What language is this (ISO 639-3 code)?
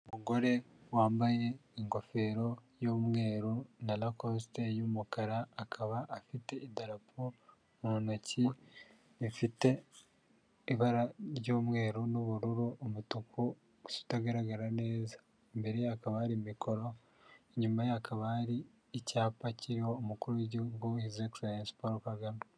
kin